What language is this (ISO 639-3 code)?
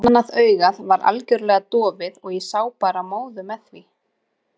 isl